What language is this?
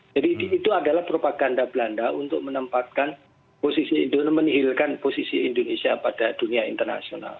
Indonesian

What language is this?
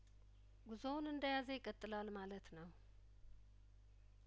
Amharic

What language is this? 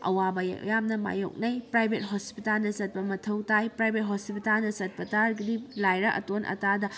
Manipuri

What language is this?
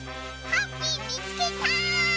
Japanese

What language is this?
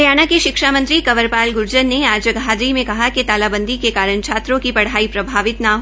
Hindi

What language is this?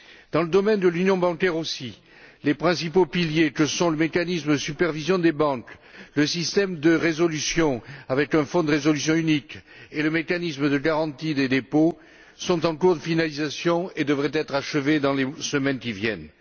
French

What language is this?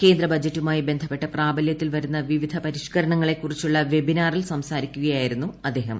Malayalam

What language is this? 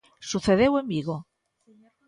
Galician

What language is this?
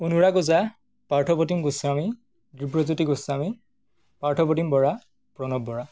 Assamese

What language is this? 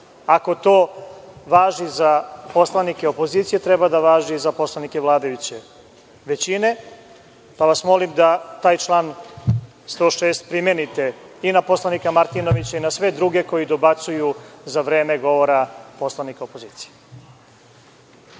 Serbian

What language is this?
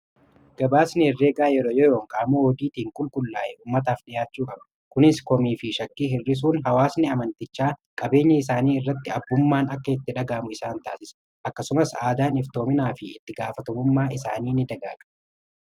Oromo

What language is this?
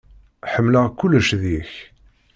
Kabyle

